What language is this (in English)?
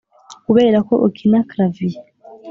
Kinyarwanda